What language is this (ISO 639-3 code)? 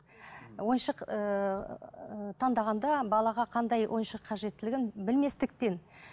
kaz